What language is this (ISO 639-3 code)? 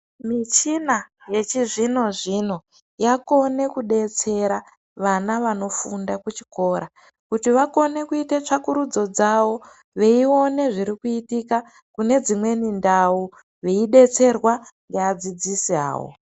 ndc